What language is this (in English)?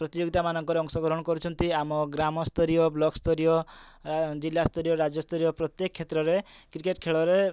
Odia